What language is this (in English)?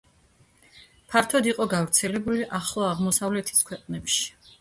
Georgian